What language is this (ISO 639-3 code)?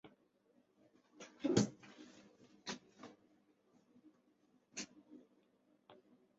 zho